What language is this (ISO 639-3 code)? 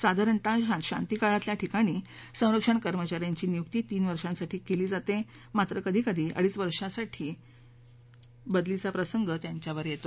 mar